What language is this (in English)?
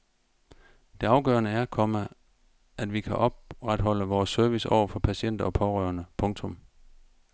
Danish